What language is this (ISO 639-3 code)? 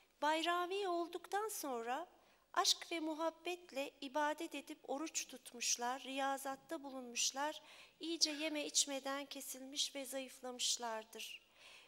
tur